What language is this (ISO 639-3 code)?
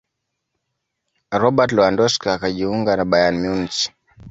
swa